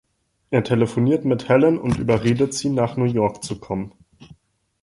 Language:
German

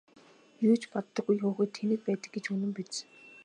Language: Mongolian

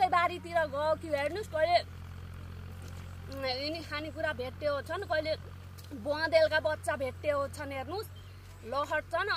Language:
Arabic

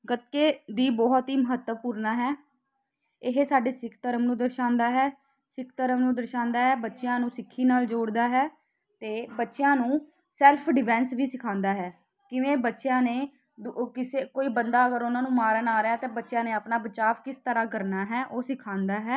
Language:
Punjabi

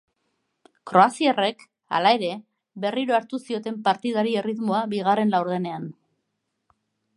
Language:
Basque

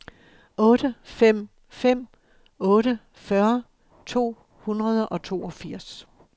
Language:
Danish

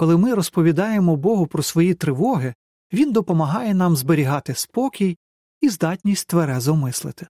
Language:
Ukrainian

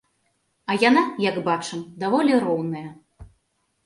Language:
Belarusian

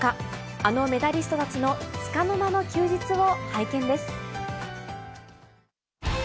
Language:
Japanese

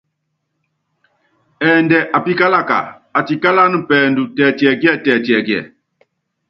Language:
Yangben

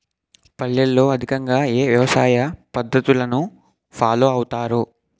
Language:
Telugu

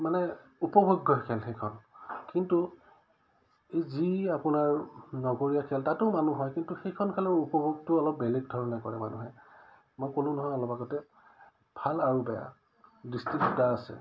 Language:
Assamese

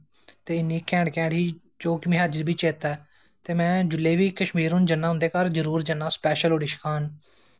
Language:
Dogri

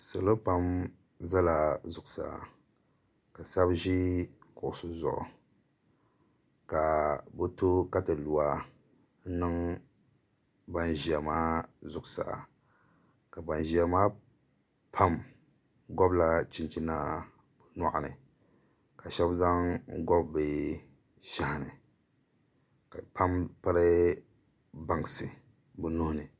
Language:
Dagbani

